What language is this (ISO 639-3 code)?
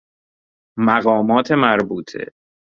fas